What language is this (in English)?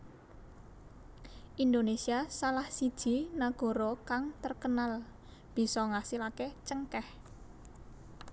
Javanese